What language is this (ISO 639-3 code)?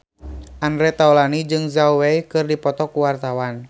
sun